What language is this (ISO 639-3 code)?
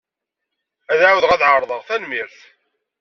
kab